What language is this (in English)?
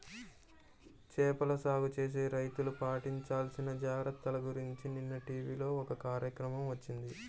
Telugu